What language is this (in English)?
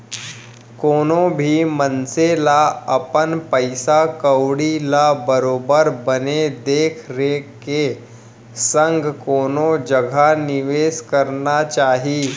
Chhattisgarhi